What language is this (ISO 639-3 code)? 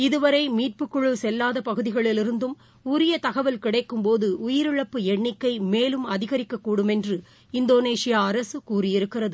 tam